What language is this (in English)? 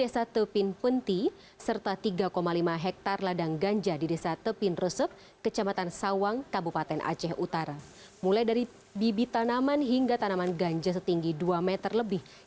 Indonesian